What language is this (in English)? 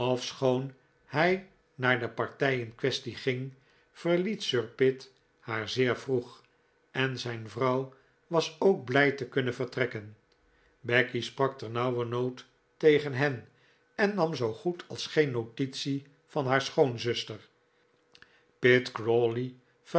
Dutch